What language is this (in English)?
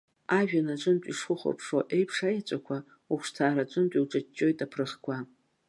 Abkhazian